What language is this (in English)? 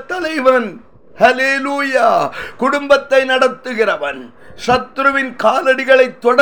Tamil